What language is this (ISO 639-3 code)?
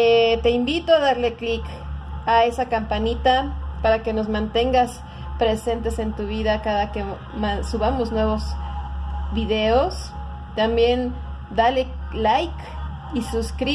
spa